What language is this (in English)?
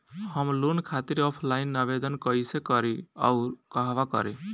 Bhojpuri